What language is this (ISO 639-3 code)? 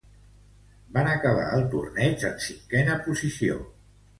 cat